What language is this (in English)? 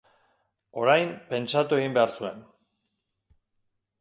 Basque